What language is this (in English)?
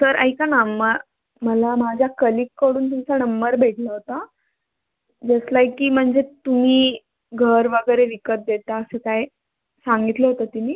Marathi